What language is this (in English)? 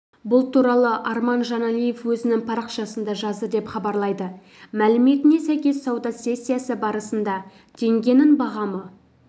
Kazakh